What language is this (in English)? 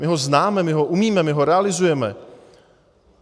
Czech